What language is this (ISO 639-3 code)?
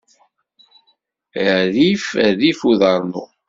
kab